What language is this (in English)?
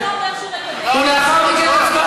Hebrew